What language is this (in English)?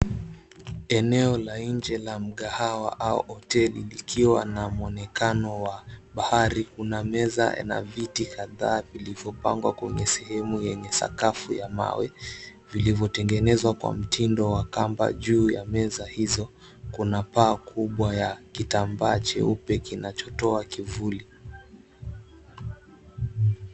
Swahili